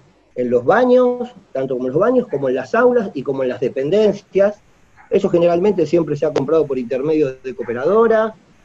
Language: Spanish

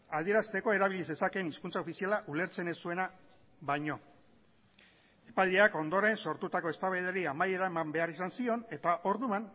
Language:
Basque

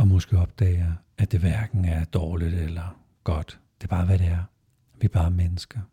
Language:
Danish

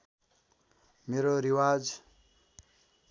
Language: Nepali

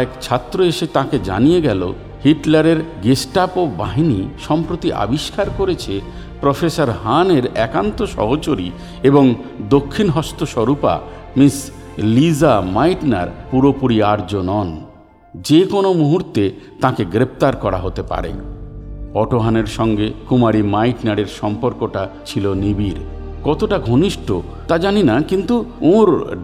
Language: Bangla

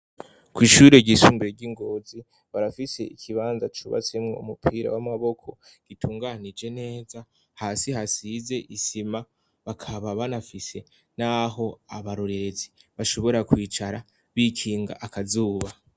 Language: Rundi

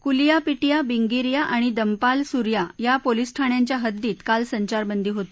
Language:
Marathi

